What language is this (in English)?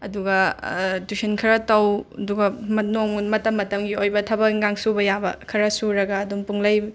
Manipuri